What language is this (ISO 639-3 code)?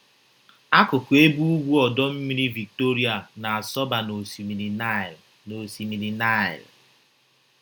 ibo